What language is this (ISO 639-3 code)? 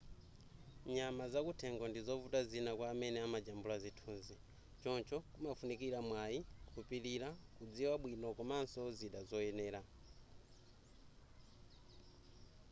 nya